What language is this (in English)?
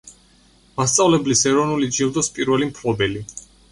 Georgian